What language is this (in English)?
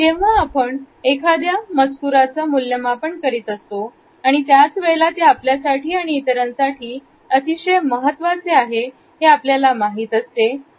Marathi